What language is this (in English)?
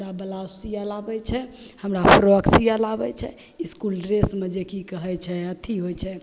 Maithili